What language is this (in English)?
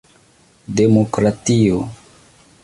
Esperanto